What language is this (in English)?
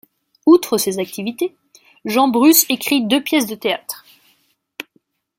French